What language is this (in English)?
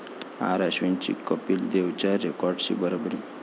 Marathi